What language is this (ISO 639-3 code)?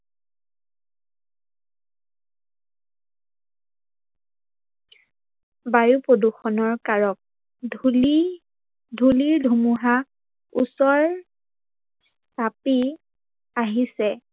asm